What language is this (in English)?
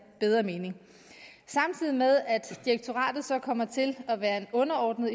Danish